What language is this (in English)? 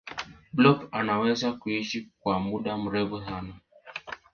Swahili